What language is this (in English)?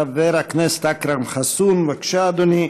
Hebrew